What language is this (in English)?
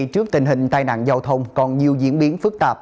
Vietnamese